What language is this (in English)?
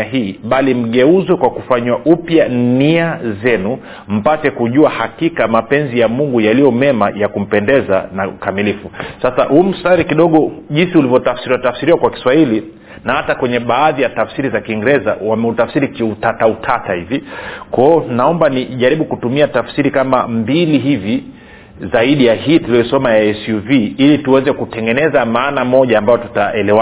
Swahili